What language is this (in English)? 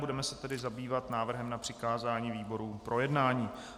Czech